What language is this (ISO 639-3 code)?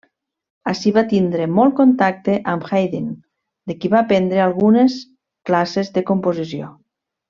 cat